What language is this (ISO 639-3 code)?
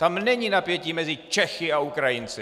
ces